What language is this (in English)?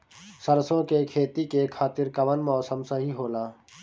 Bhojpuri